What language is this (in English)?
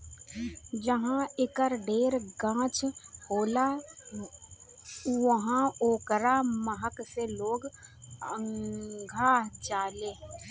Bhojpuri